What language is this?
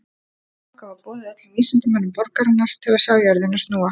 Icelandic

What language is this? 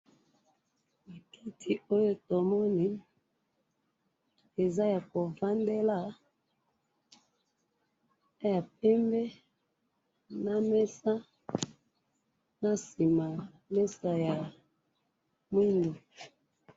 Lingala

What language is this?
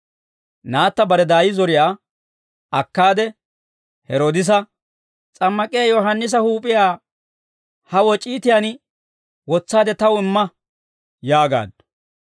Dawro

